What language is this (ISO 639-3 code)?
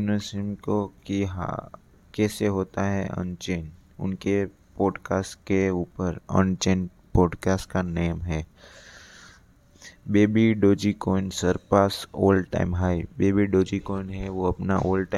hin